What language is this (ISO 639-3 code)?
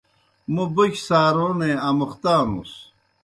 plk